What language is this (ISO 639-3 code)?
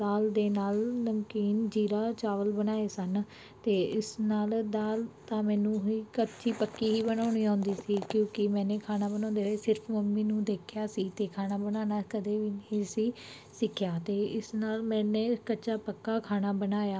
pan